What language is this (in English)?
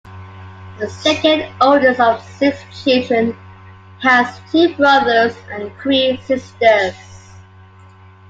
English